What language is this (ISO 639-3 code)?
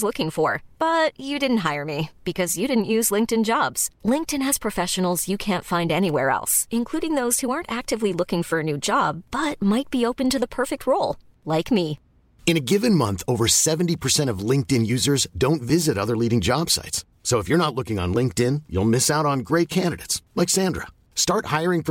swe